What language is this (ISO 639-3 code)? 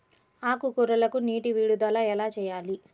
tel